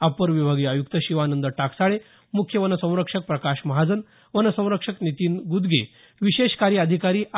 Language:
Marathi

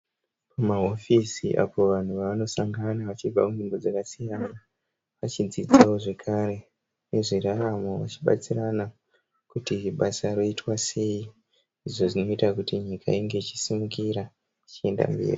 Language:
Shona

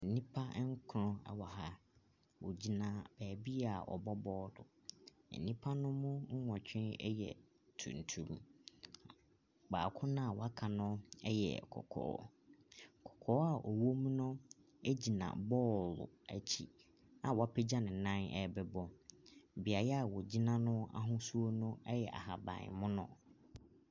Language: Akan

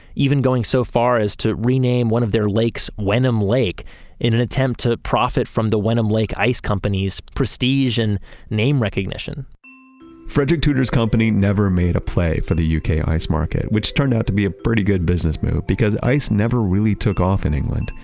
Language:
English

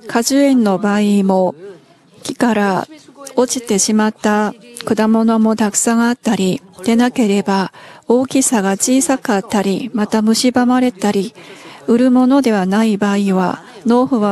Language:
Japanese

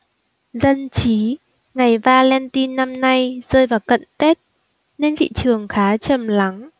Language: Vietnamese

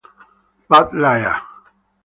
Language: Italian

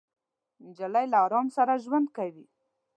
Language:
Pashto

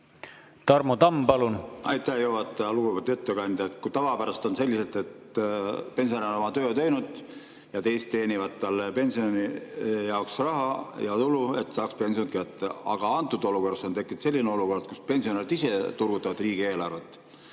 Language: Estonian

